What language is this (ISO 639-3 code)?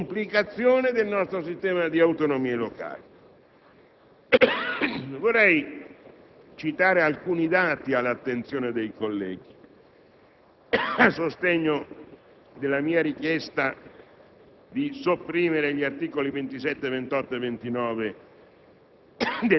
ita